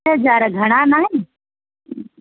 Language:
Sindhi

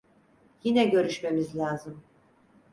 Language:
Turkish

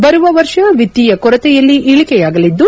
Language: Kannada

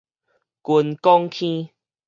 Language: Min Nan Chinese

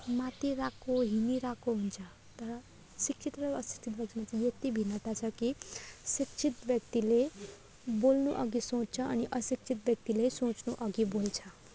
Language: Nepali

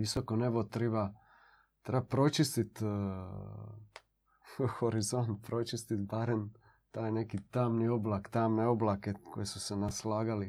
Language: Croatian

